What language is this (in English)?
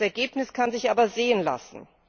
German